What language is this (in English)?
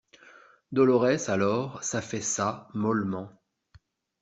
French